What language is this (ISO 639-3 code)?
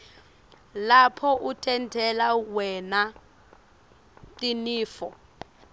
ssw